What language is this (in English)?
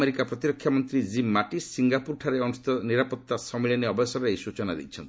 Odia